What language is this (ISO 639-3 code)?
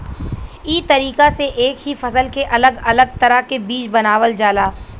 bho